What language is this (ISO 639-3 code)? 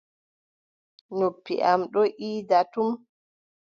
fub